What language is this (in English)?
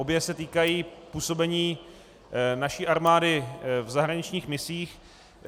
Czech